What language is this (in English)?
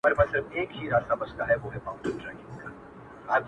Pashto